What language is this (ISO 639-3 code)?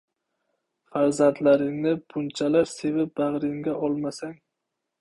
uzb